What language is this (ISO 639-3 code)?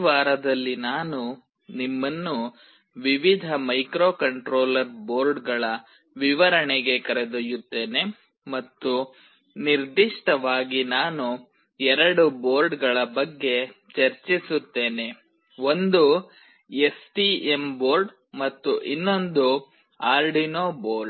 kan